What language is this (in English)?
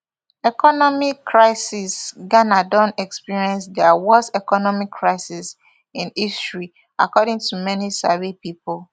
Nigerian Pidgin